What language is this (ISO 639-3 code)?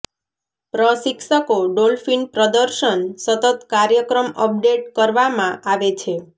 guj